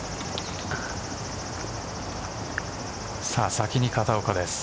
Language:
Japanese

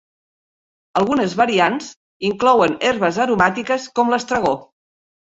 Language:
Catalan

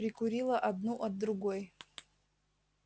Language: Russian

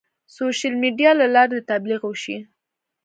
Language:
Pashto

